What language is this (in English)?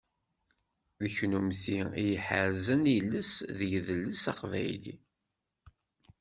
Kabyle